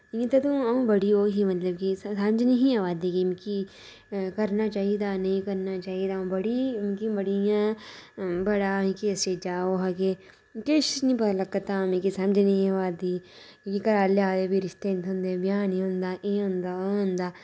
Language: Dogri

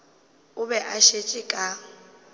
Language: Northern Sotho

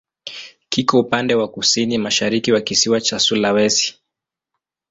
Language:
Swahili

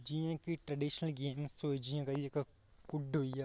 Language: Dogri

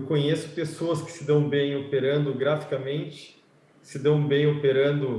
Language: Portuguese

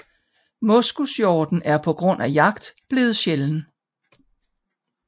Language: Danish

